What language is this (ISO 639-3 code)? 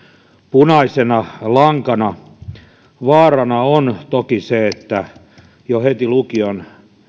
fin